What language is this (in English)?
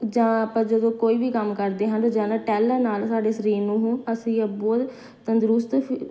Punjabi